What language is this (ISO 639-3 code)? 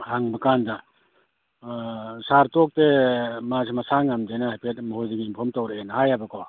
mni